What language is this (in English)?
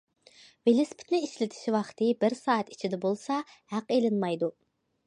Uyghur